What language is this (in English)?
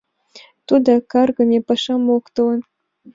Mari